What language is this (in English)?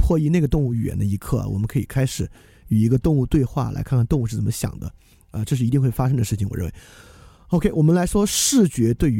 Chinese